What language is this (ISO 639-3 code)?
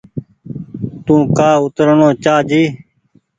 gig